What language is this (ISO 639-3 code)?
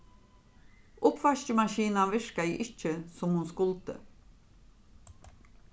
fao